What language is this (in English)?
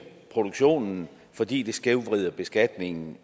Danish